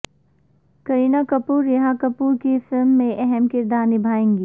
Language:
Urdu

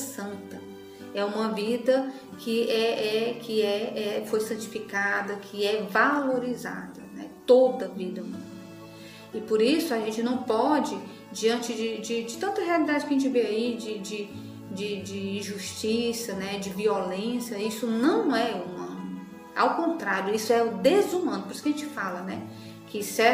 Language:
Portuguese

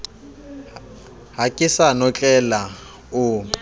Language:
Southern Sotho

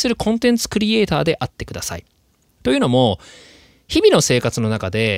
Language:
Japanese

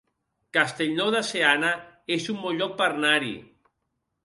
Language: Catalan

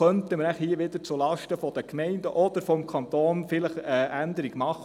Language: Swiss German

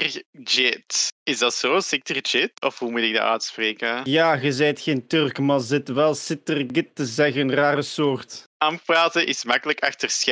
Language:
Dutch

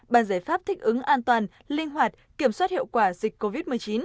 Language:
Vietnamese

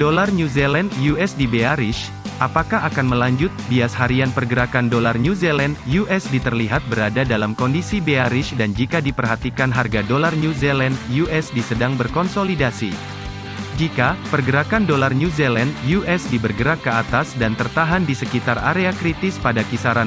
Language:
Indonesian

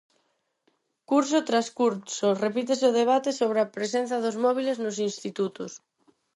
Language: Galician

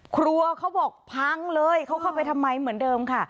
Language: Thai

